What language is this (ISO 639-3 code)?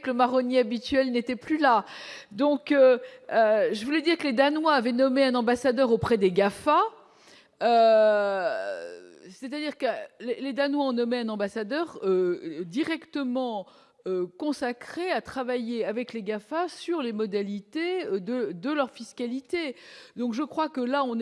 fra